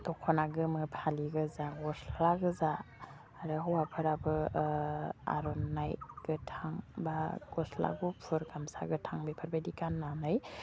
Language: Bodo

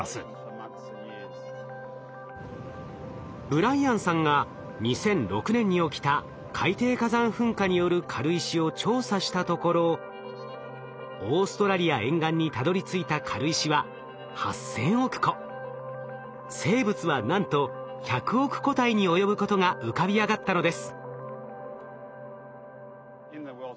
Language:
Japanese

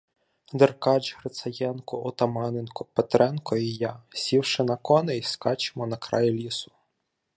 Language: Ukrainian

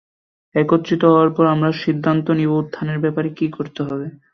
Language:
Bangla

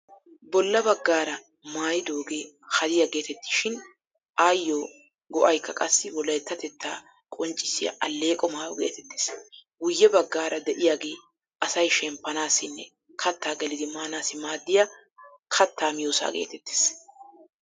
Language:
Wolaytta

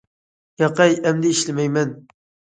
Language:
Uyghur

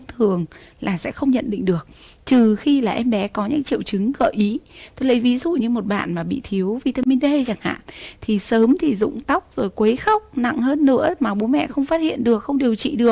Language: Vietnamese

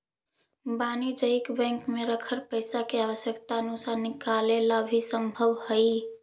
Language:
Magahi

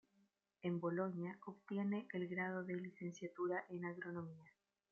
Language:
Spanish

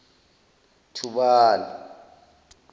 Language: Zulu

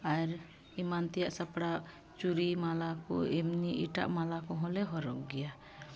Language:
Santali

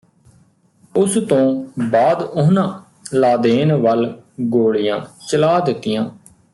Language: Punjabi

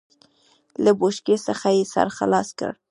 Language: Pashto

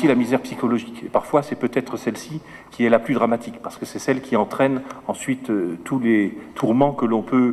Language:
French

